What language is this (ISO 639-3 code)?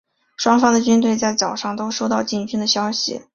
zho